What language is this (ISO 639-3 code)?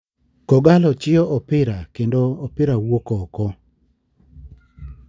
luo